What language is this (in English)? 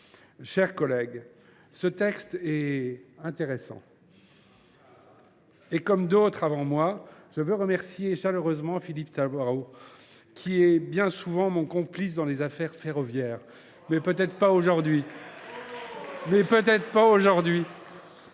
French